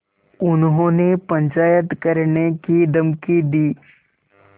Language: Hindi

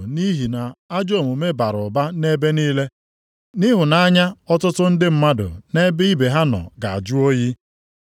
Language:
Igbo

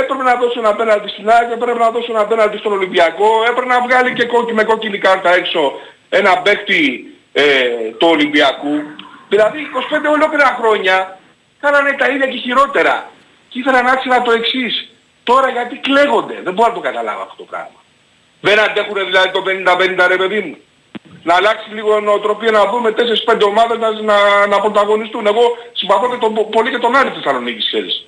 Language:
Greek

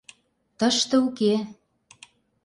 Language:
Mari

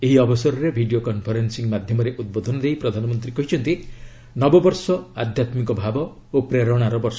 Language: Odia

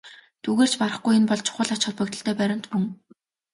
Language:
Mongolian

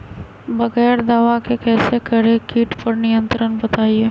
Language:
Magahi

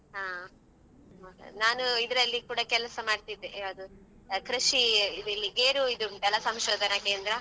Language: Kannada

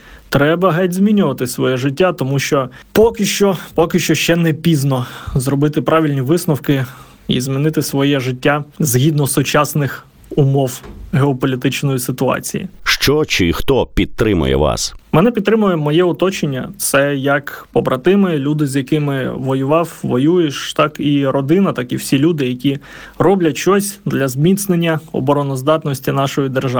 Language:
Ukrainian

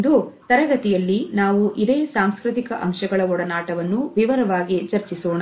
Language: Kannada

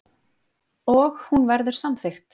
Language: Icelandic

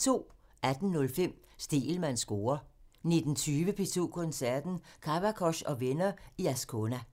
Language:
Danish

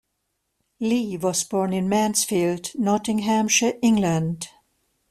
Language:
English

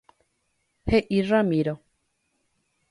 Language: Guarani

